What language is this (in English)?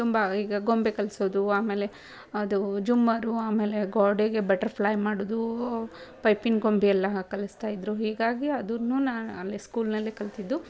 Kannada